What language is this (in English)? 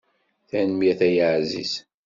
Kabyle